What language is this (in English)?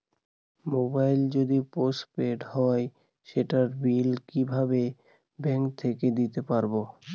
Bangla